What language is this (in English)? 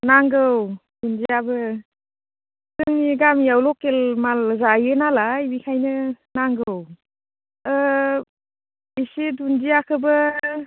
Bodo